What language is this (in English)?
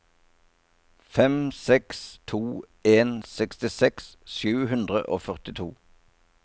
Norwegian